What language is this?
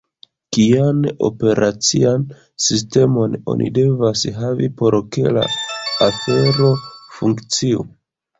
Esperanto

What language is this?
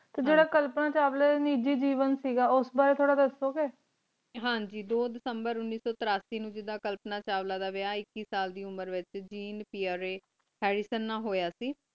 Punjabi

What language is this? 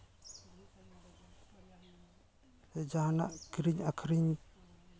Santali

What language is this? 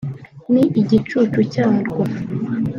Kinyarwanda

